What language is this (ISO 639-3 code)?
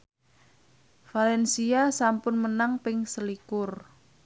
jav